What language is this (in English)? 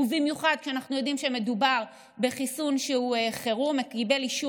Hebrew